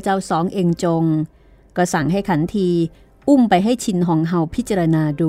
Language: Thai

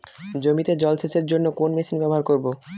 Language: Bangla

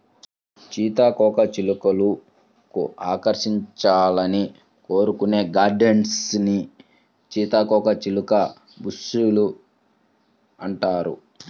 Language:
Telugu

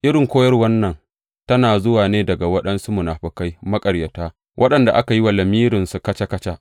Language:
Hausa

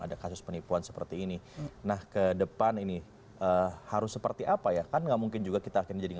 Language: Indonesian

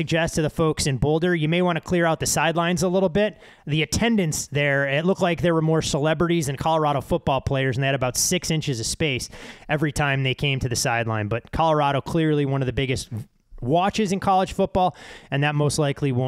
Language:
English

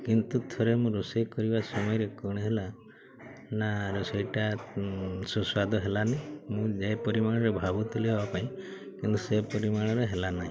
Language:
Odia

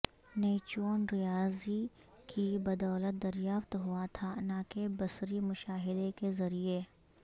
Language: Urdu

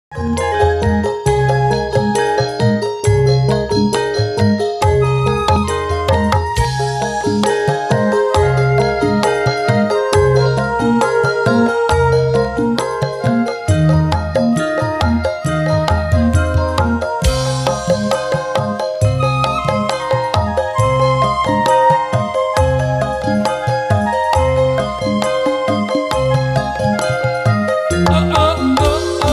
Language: Indonesian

